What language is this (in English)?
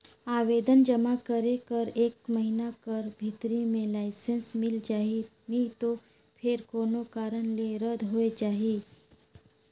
Chhattisgarhi